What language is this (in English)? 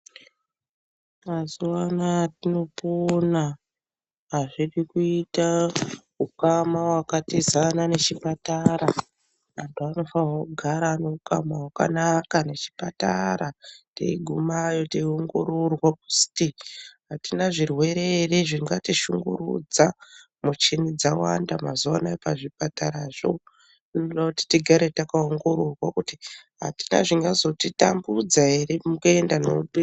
Ndau